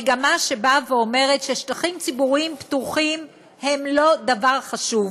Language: Hebrew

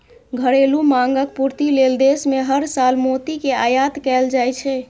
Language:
Maithili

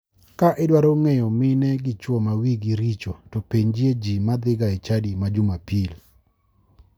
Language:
Luo (Kenya and Tanzania)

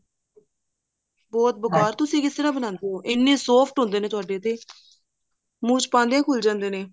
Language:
Punjabi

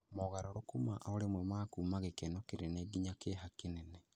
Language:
Kikuyu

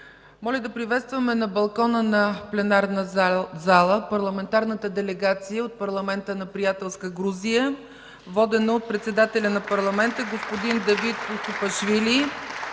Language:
Bulgarian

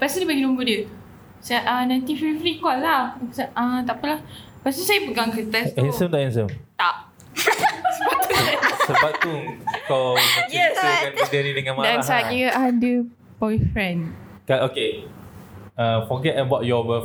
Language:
Malay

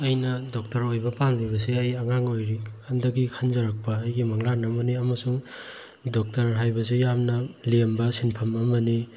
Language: Manipuri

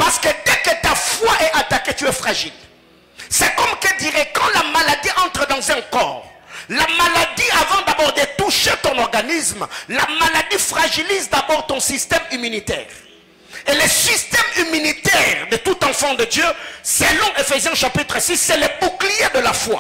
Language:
French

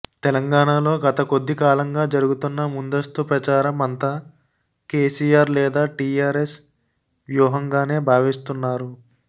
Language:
Telugu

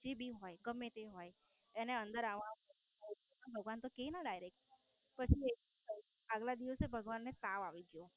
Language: Gujarati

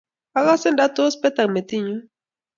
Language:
Kalenjin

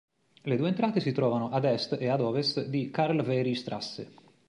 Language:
Italian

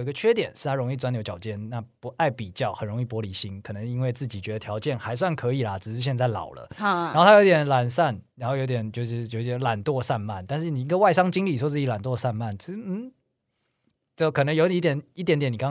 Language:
Chinese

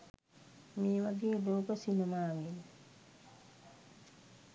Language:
Sinhala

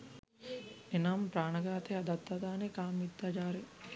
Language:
Sinhala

